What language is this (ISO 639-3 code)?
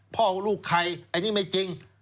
tha